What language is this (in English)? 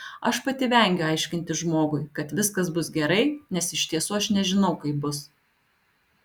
Lithuanian